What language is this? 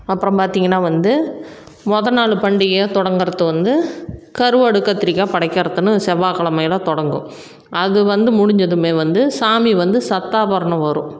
Tamil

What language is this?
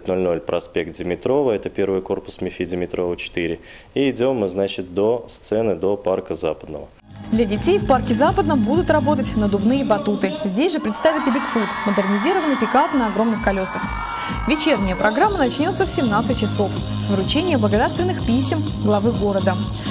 Russian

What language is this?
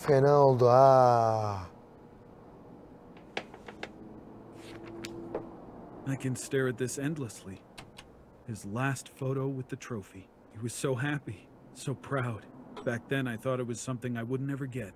Turkish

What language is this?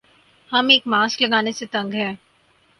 Urdu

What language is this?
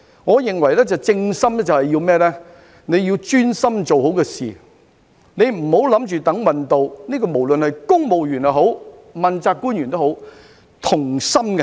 Cantonese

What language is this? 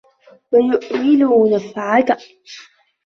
Arabic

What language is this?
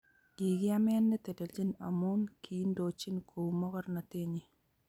Kalenjin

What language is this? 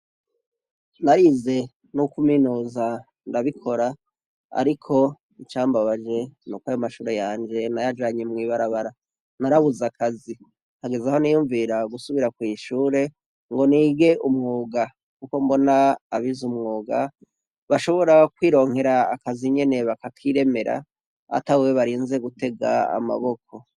Rundi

